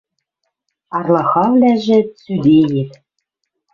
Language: Western Mari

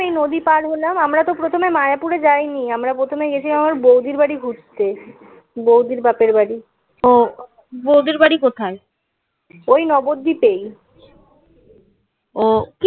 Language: Bangla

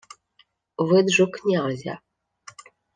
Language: Ukrainian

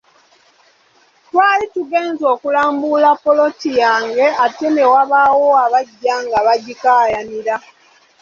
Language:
Ganda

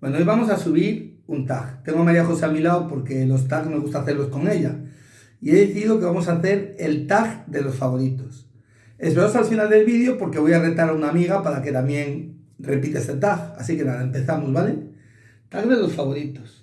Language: Spanish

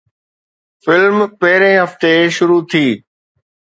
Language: Sindhi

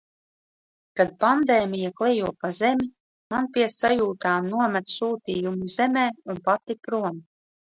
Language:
Latvian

